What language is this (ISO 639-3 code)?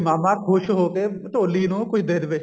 pan